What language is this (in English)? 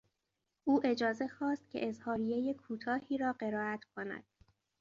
Persian